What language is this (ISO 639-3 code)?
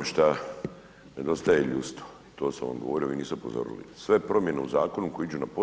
hrv